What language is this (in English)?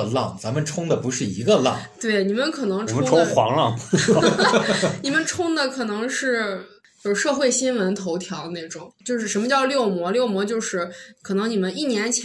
Chinese